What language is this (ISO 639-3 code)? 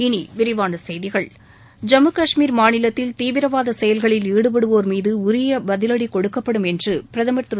tam